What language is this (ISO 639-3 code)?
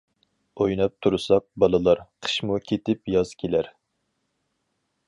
uig